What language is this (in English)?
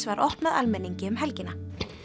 Icelandic